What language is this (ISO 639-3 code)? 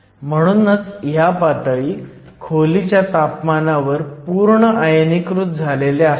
mar